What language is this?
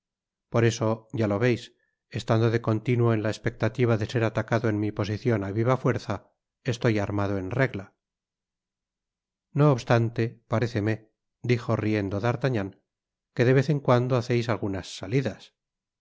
Spanish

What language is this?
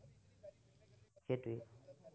Assamese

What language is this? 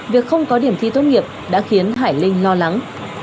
Vietnamese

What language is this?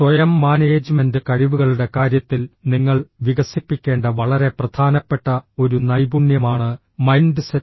Malayalam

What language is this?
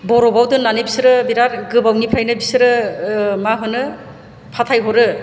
Bodo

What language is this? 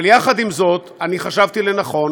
Hebrew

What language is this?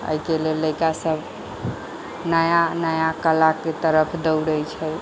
Maithili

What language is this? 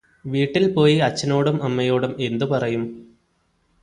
Malayalam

